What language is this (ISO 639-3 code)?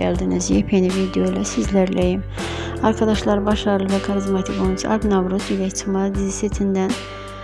tur